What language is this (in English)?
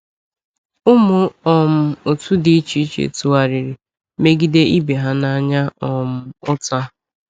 Igbo